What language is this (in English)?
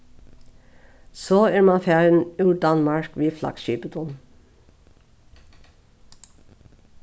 Faroese